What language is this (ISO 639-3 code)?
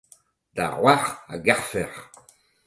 bre